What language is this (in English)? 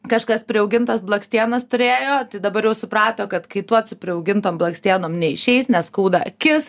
Lithuanian